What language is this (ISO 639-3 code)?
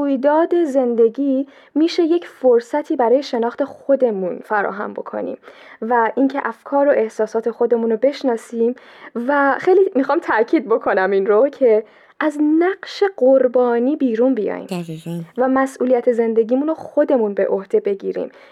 fas